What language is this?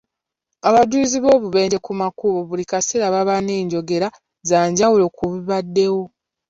Ganda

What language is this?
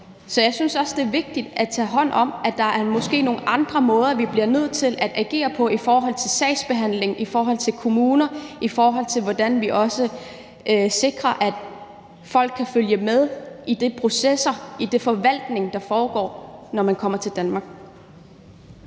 Danish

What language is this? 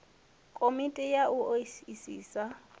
Venda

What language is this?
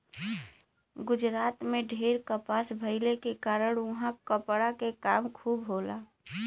Bhojpuri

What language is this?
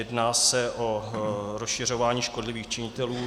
Czech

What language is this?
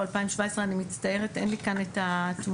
Hebrew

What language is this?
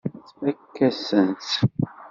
Kabyle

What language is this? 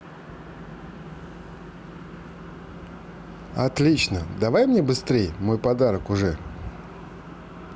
Russian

